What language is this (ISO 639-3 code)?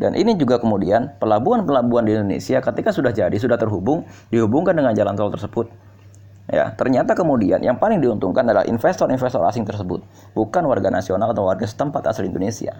ind